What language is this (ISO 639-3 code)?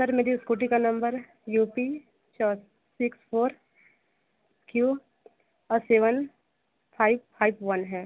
hin